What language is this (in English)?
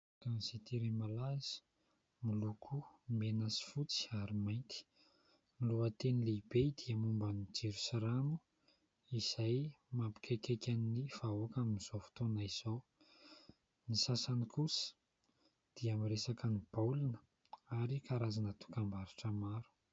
Malagasy